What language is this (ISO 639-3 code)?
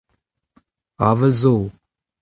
bre